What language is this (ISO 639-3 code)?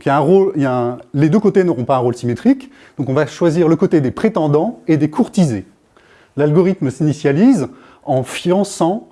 fra